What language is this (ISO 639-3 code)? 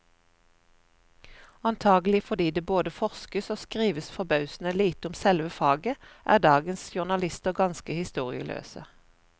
nor